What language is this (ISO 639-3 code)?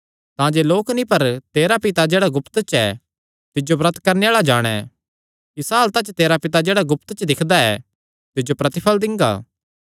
xnr